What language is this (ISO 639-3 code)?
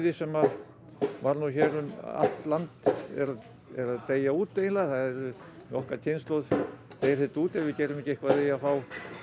isl